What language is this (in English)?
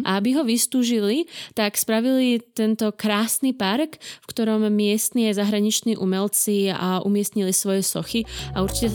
Slovak